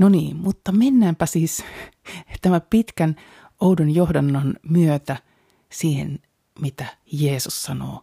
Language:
Finnish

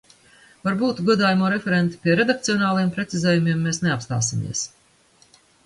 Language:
Latvian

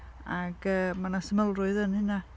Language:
Welsh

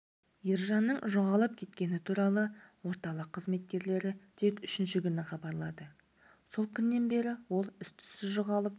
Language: Kazakh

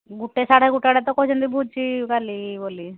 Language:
Odia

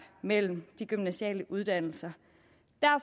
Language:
Danish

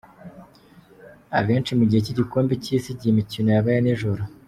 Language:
Kinyarwanda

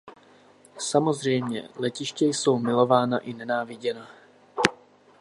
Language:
Czech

